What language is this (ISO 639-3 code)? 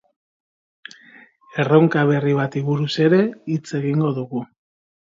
eus